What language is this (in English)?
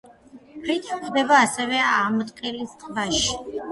Georgian